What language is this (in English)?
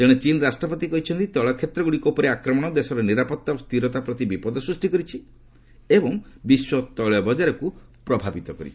Odia